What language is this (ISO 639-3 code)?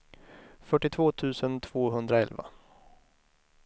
swe